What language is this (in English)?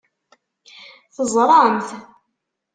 Kabyle